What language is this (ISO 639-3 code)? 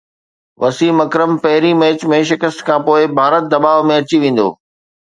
snd